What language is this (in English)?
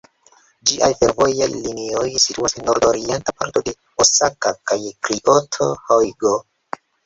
Esperanto